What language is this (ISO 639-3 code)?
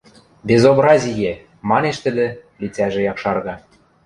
mrj